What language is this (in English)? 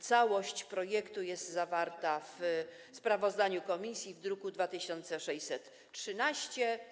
Polish